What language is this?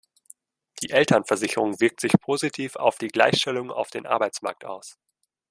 German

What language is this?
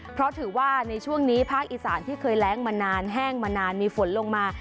Thai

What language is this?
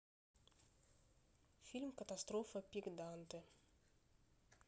Russian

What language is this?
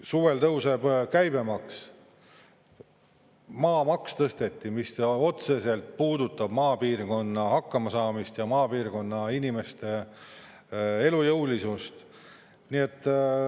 Estonian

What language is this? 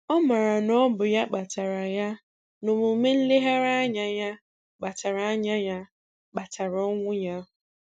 Igbo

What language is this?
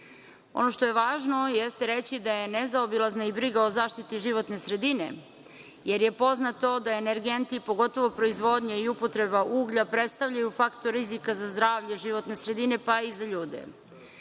Serbian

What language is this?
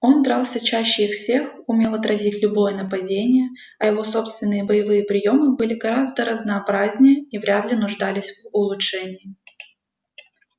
Russian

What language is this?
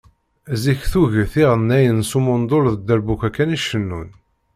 Kabyle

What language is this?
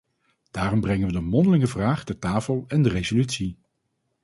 Dutch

